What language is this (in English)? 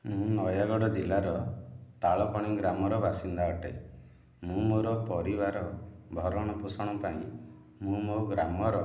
Odia